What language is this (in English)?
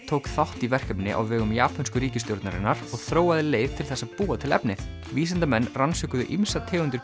Icelandic